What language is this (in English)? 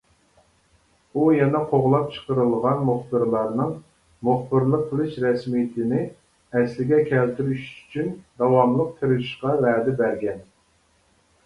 Uyghur